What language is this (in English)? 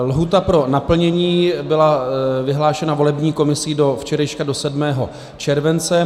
Czech